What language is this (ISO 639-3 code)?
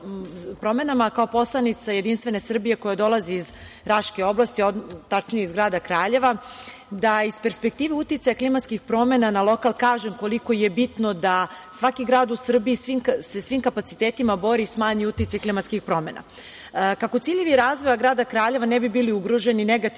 srp